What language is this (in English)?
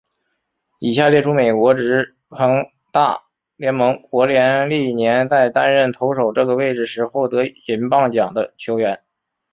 Chinese